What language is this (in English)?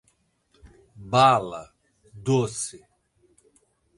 Portuguese